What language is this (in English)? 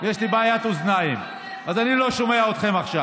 Hebrew